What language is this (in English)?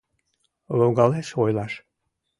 Mari